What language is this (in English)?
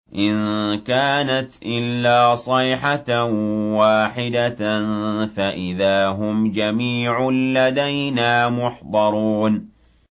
Arabic